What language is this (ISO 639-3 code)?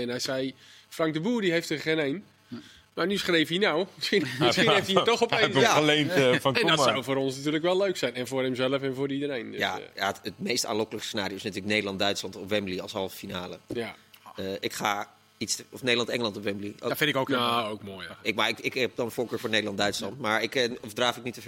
nld